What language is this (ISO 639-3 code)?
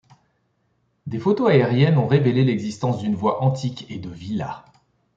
fra